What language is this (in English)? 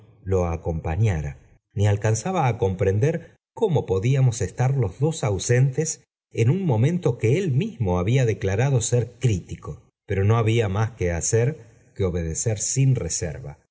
Spanish